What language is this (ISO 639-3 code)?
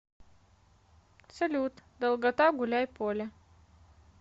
rus